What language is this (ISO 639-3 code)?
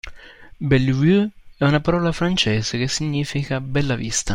ita